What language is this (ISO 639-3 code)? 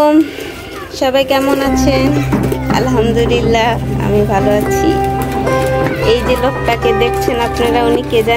ron